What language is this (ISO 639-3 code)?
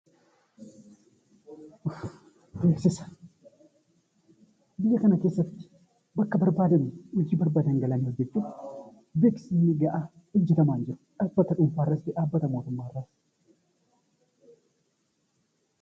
orm